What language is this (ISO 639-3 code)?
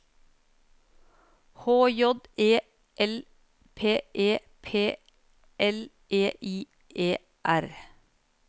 nor